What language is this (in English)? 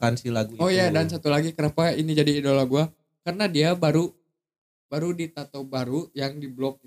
Indonesian